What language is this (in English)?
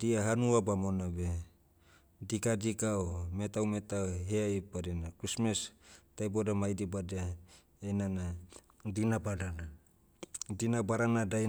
Motu